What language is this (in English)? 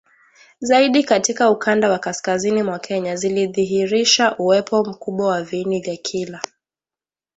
Swahili